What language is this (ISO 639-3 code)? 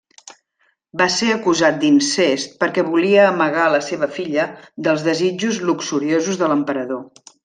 cat